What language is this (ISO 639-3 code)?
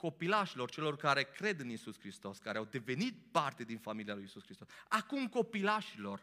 ron